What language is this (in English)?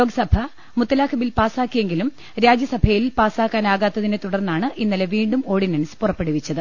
Malayalam